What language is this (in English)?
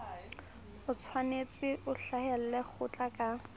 Southern Sotho